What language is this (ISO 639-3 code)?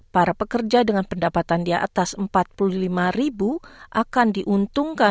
ind